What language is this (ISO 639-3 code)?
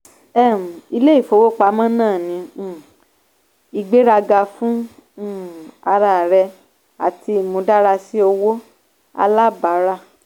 yor